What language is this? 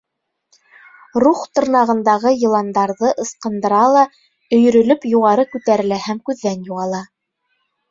Bashkir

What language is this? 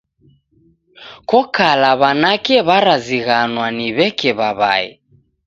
Taita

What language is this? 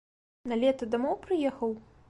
Belarusian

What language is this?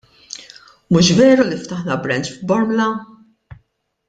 Maltese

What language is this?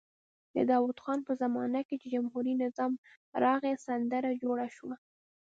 Pashto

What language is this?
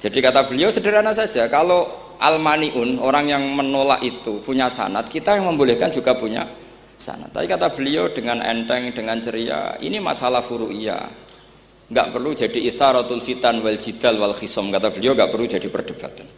Indonesian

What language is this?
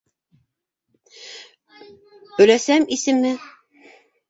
Bashkir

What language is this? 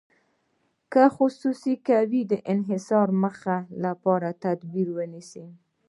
Pashto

